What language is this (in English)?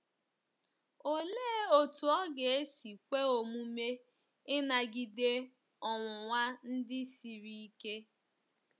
Igbo